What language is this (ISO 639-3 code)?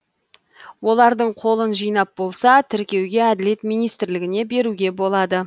kaz